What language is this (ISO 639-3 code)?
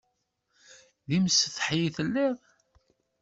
kab